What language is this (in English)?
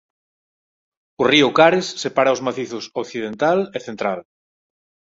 Galician